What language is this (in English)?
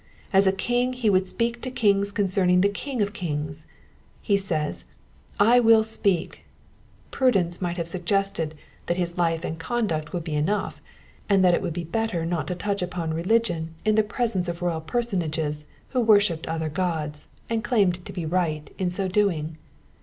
English